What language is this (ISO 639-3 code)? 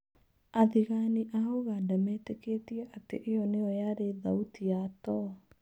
kik